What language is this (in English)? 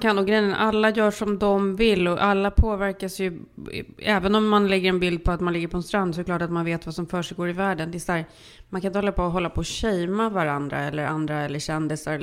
Swedish